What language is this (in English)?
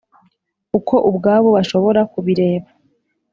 Kinyarwanda